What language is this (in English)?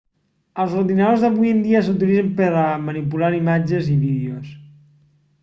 Catalan